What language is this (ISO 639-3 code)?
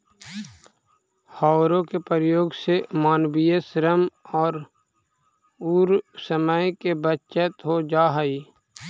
mag